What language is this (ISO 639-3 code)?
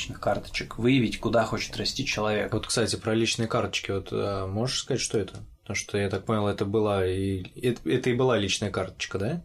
rus